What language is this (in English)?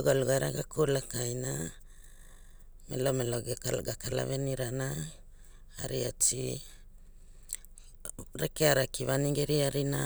Hula